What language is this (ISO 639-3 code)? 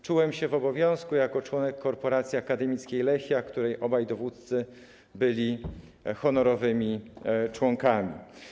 pol